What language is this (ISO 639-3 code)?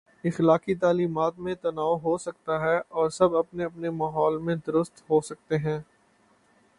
urd